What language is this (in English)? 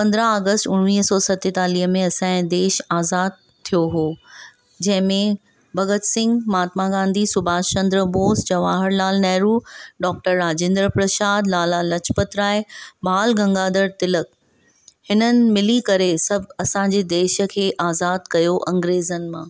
Sindhi